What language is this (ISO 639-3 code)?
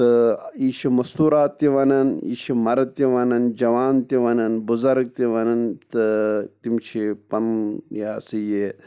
kas